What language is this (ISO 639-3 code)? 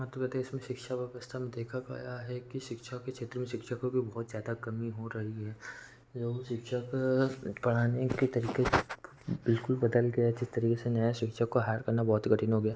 hin